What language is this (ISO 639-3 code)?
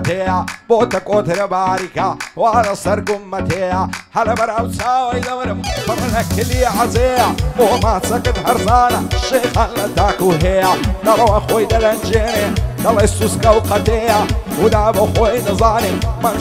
ron